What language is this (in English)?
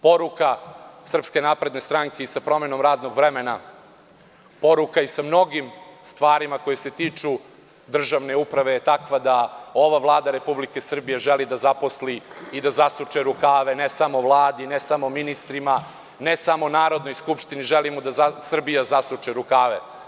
Serbian